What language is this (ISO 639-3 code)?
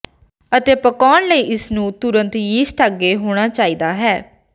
pan